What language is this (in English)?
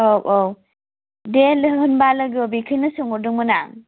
Bodo